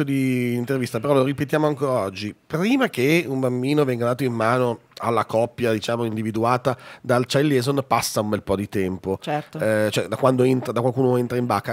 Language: Italian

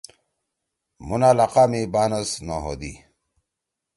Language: Torwali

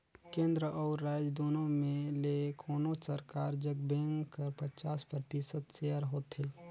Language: Chhattisgarhi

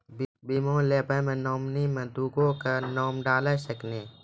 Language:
Maithili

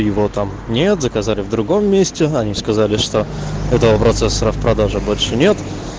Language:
Russian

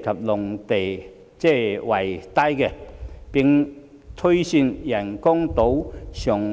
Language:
Cantonese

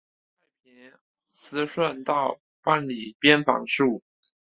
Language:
Chinese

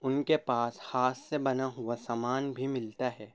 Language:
Urdu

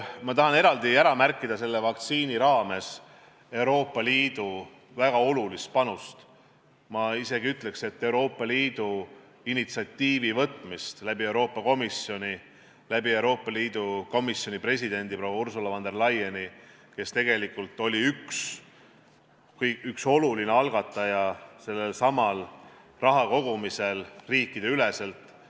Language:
Estonian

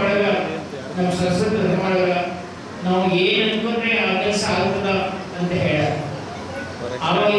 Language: Indonesian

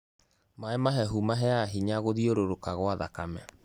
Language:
Kikuyu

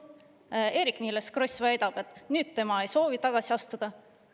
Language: Estonian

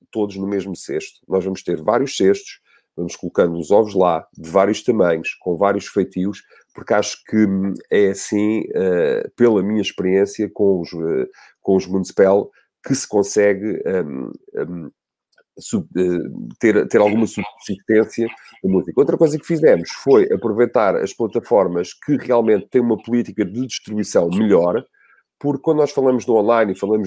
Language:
Portuguese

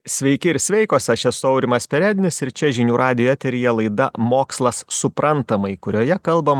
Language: Lithuanian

